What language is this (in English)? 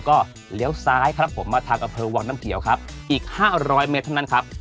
Thai